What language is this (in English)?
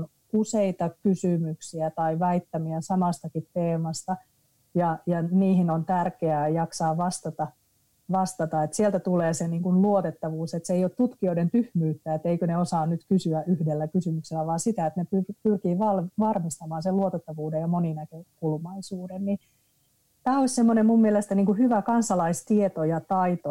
Finnish